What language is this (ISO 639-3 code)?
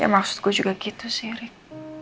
ind